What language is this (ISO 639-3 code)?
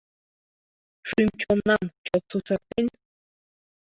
chm